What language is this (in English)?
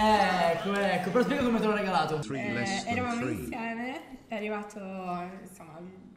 Italian